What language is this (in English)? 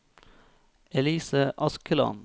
Norwegian